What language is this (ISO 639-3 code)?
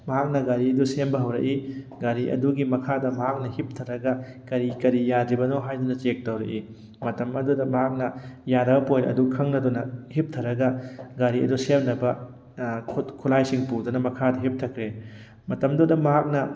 mni